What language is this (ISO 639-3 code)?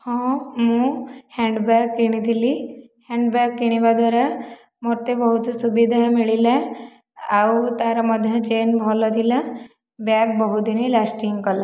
ori